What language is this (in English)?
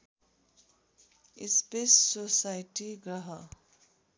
Nepali